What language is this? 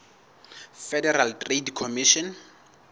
Southern Sotho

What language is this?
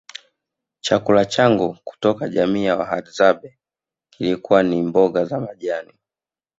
Swahili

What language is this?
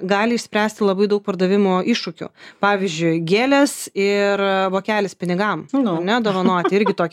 Lithuanian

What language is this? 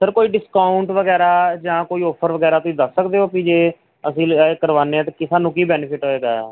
Punjabi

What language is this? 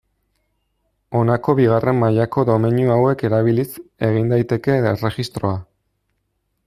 Basque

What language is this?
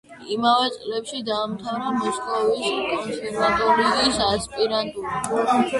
Georgian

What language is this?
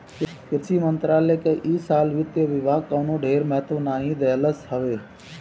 Bhojpuri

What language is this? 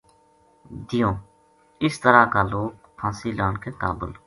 Gujari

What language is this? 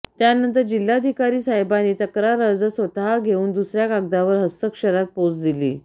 Marathi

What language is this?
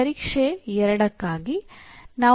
Kannada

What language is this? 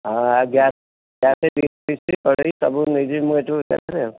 Odia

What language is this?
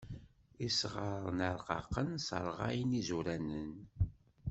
Kabyle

